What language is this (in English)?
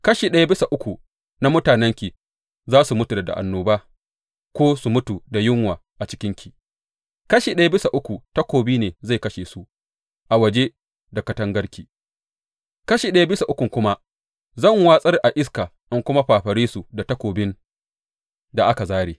Hausa